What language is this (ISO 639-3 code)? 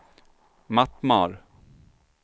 swe